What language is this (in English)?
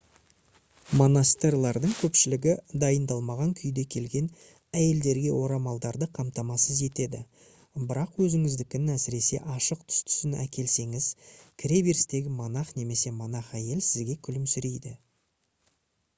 Kazakh